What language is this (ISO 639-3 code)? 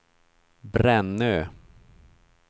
swe